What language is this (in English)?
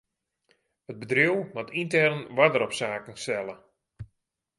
Western Frisian